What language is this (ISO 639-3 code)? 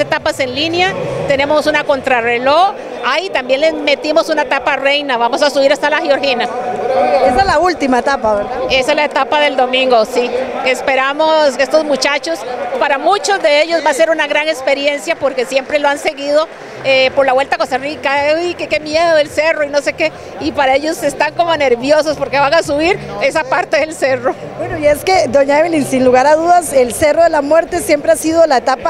spa